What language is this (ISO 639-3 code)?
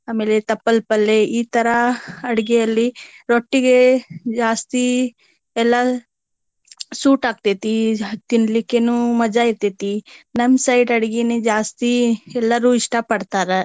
kan